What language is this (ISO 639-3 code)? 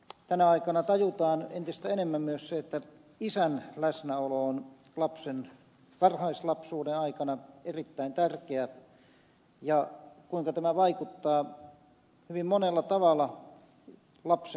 fin